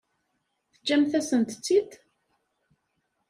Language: Kabyle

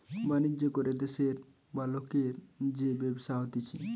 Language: Bangla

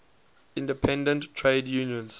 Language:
English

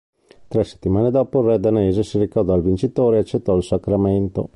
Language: Italian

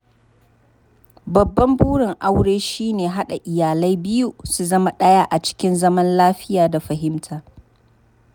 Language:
Hausa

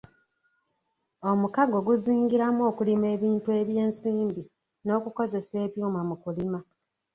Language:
Ganda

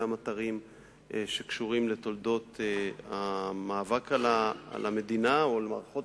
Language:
Hebrew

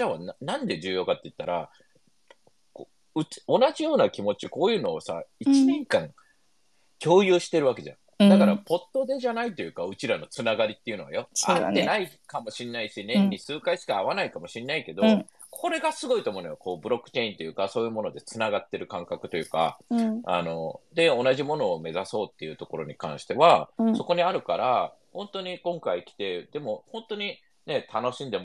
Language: Japanese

